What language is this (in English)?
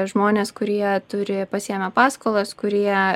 Lithuanian